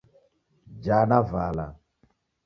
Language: Taita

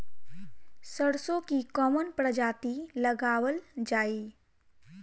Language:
Bhojpuri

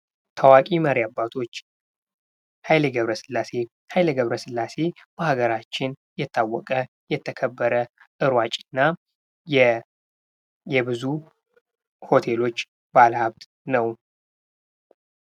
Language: Amharic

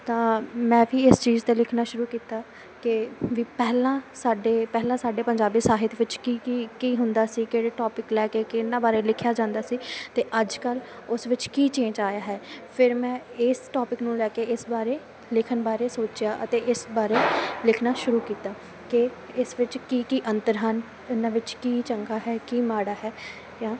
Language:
Punjabi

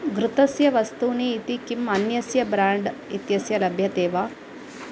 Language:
Sanskrit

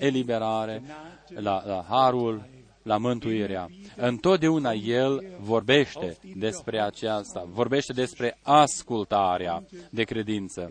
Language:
Romanian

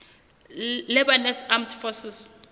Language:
Southern Sotho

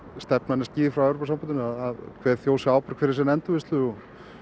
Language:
Icelandic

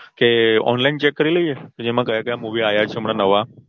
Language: Gujarati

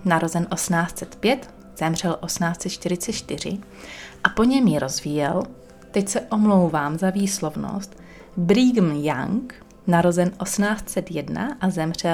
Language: Czech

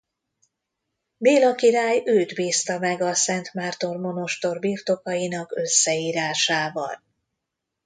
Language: Hungarian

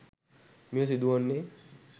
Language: Sinhala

